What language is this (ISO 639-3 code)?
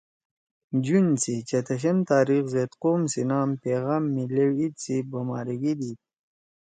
trw